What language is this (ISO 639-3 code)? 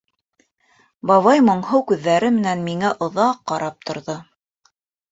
bak